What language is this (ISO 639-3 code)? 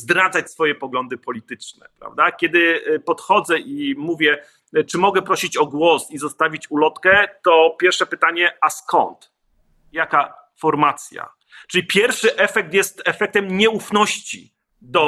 pol